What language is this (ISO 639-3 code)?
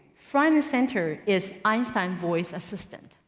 eng